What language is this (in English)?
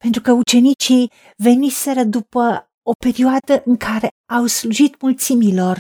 Romanian